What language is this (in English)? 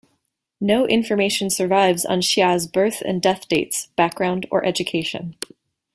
English